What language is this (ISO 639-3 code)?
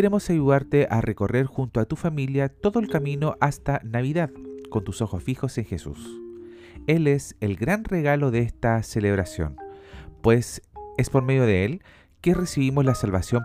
spa